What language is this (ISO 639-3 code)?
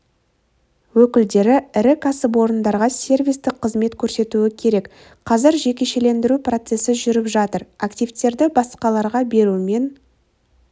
kaz